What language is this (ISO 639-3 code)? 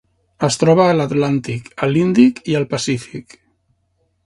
cat